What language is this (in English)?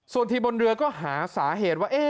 Thai